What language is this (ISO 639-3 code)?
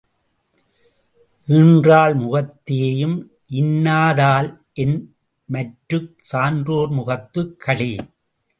tam